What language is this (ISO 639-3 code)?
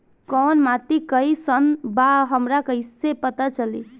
bho